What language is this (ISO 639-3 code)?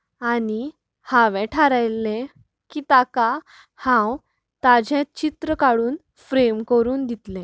kok